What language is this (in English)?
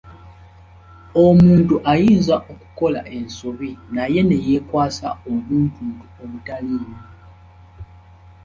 Ganda